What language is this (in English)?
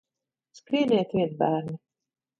Latvian